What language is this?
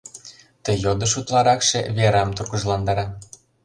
Mari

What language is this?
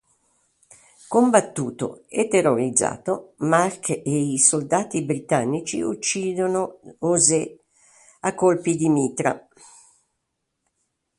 Italian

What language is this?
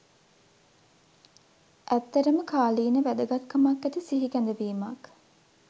Sinhala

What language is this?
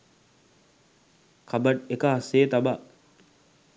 Sinhala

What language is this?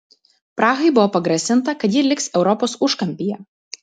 Lithuanian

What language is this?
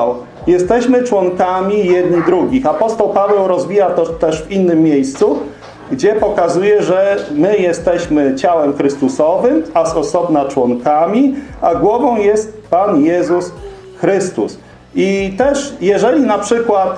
Polish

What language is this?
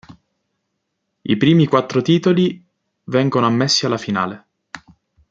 Italian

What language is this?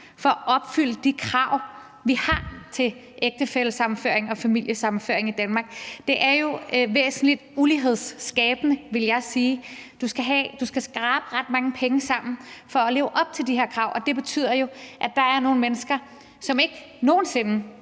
Danish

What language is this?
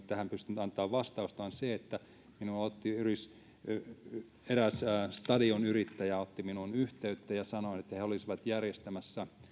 Finnish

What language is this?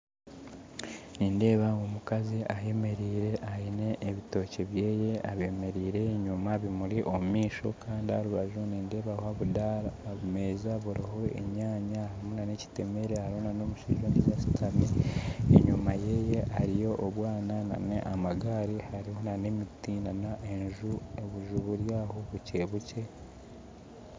Nyankole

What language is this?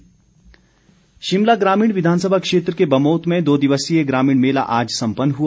Hindi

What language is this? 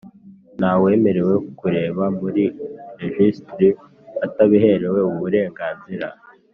Kinyarwanda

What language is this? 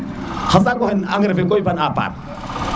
Serer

